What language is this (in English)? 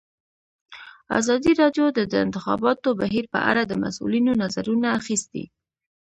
Pashto